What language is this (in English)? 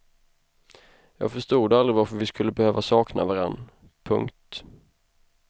Swedish